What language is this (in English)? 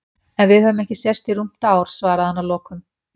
Icelandic